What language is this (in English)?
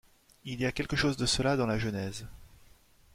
French